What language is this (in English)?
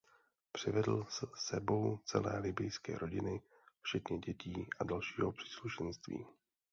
Czech